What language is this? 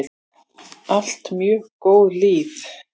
Icelandic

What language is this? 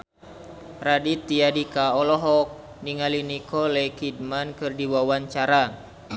Sundanese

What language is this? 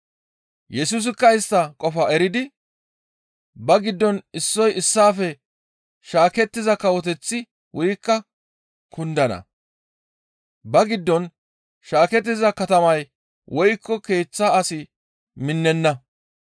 Gamo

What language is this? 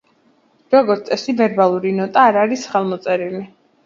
Georgian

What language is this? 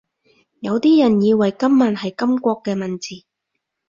Cantonese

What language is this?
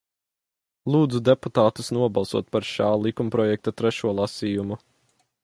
Latvian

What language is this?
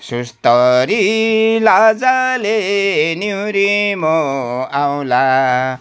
Nepali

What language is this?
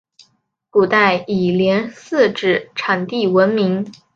Chinese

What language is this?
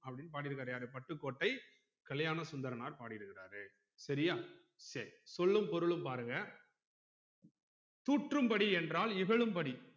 Tamil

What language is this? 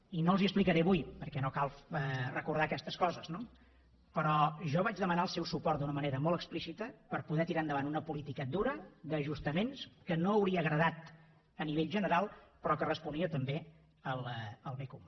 Catalan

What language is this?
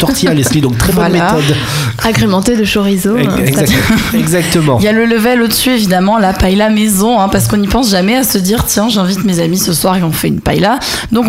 French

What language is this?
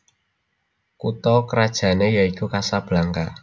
Javanese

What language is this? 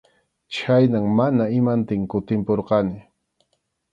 Arequipa-La Unión Quechua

